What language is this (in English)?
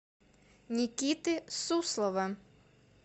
Russian